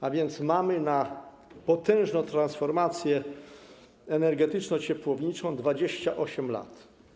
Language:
Polish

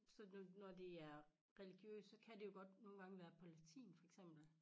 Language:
Danish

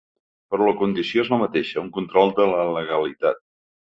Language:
Catalan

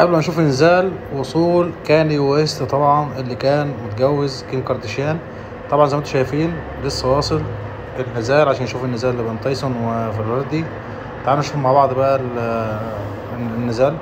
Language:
Arabic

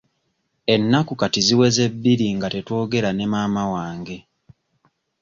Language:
Ganda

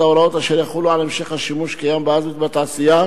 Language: Hebrew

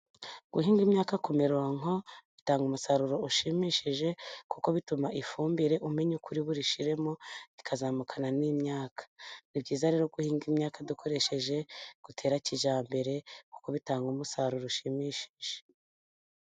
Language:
Kinyarwanda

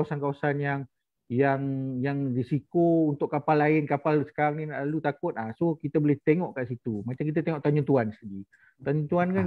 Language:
Malay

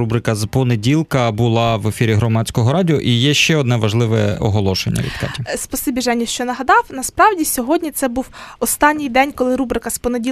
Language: Ukrainian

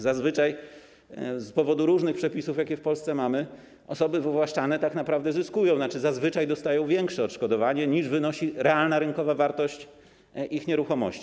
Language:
Polish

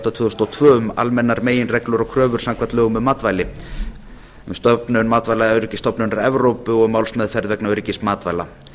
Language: Icelandic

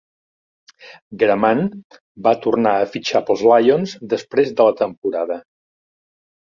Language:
Catalan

